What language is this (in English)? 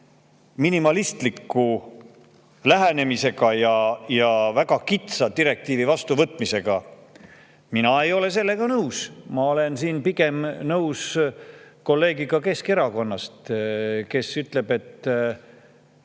Estonian